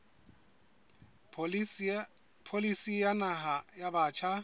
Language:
Southern Sotho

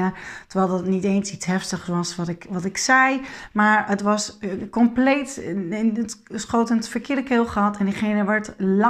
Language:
Dutch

